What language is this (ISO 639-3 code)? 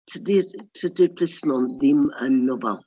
cym